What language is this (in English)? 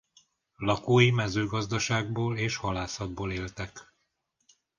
Hungarian